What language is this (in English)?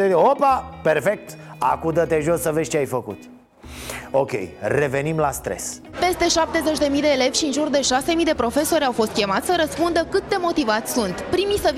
Romanian